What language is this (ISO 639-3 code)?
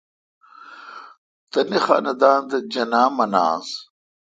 xka